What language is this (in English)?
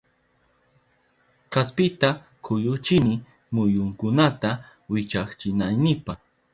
Southern Pastaza Quechua